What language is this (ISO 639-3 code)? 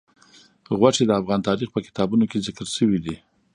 pus